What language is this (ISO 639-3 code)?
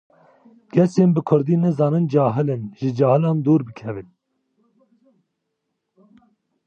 kur